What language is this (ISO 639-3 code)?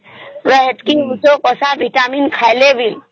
ori